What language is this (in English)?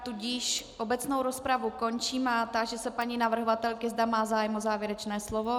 Czech